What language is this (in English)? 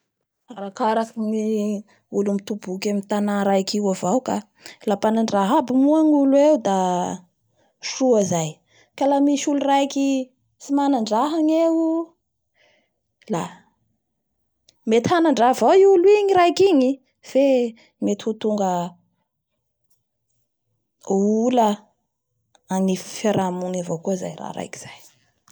Bara Malagasy